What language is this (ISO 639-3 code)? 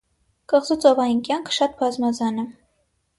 hye